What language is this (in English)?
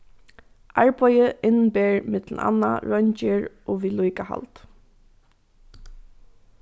Faroese